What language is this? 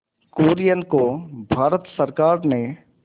Hindi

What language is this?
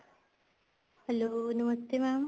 Punjabi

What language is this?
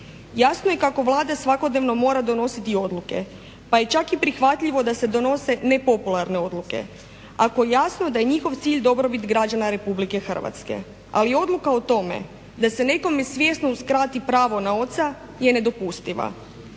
Croatian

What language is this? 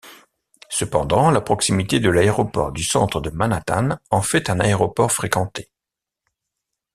French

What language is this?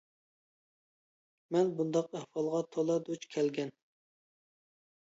Uyghur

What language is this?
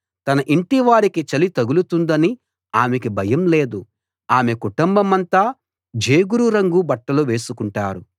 Telugu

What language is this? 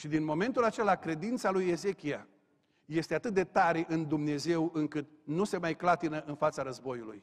Romanian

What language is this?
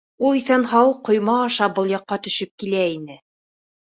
Bashkir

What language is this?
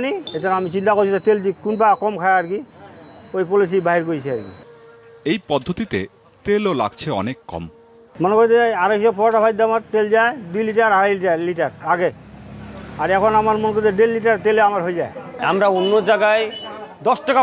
Bangla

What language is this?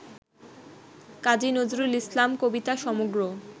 Bangla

